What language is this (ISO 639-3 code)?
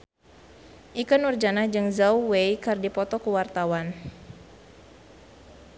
sun